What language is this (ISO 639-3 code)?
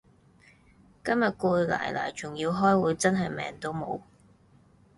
yue